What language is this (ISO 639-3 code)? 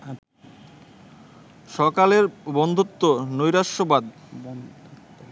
ben